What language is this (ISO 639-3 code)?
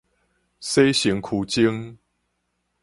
nan